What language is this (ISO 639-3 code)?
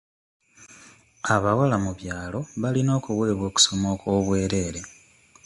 lug